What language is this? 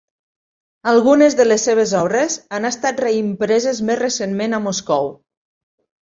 Catalan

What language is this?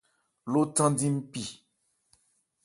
Ebrié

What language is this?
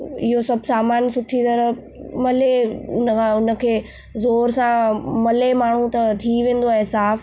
Sindhi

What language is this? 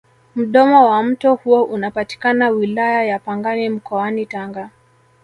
Swahili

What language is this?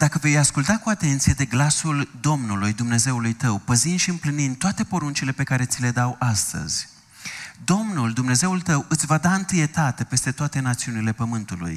Romanian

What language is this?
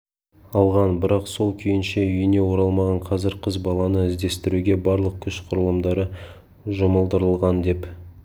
Kazakh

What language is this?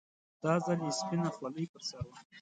Pashto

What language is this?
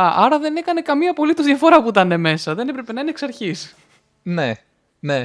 Greek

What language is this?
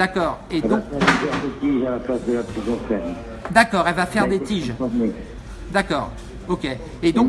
French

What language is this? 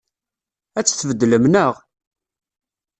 Kabyle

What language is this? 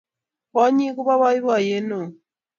Kalenjin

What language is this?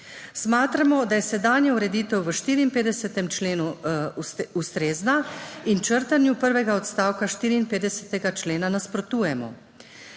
Slovenian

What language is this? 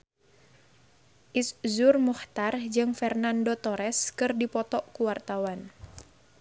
Sundanese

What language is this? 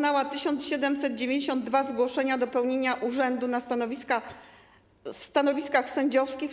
Polish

